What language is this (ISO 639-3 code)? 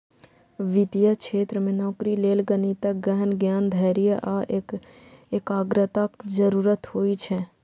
mai